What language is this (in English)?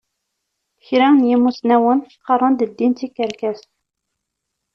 Kabyle